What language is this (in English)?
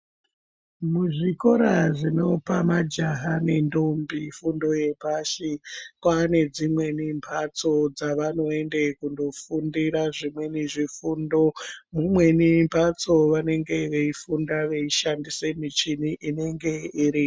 Ndau